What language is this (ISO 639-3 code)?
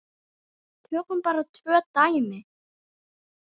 isl